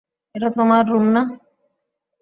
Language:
Bangla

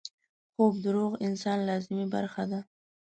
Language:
Pashto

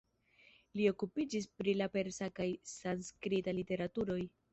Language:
Esperanto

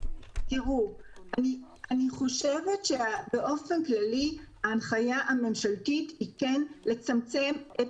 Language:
Hebrew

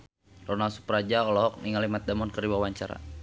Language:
Sundanese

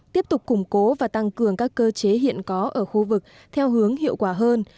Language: Vietnamese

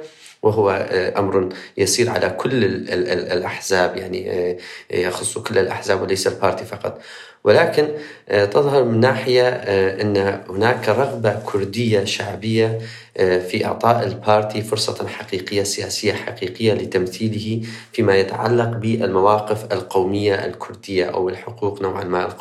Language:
Arabic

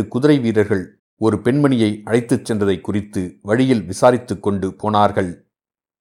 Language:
Tamil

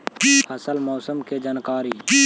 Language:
Magahi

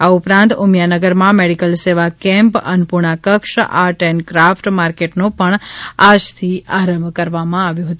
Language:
Gujarati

